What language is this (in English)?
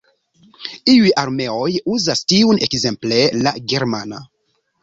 Esperanto